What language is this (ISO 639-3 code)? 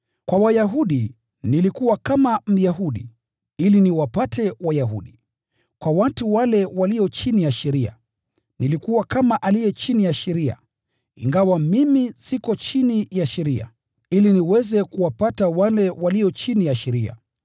swa